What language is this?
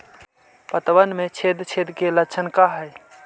Magahi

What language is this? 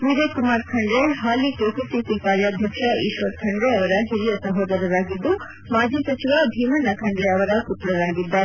Kannada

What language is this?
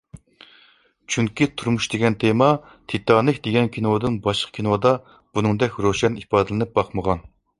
Uyghur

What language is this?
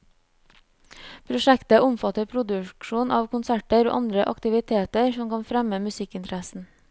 Norwegian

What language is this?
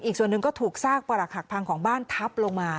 Thai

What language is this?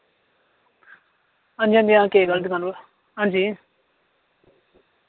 Dogri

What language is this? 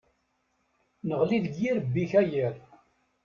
Kabyle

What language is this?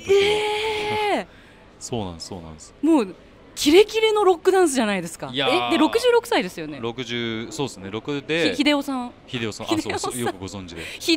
Japanese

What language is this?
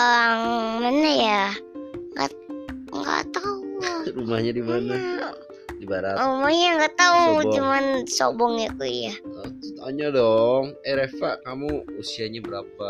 Indonesian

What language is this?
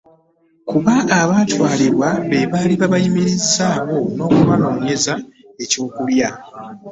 Ganda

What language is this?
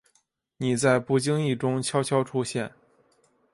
Chinese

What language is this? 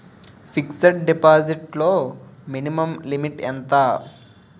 Telugu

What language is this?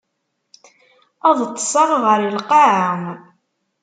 Kabyle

